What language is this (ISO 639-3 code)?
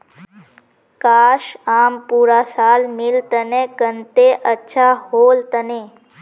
mag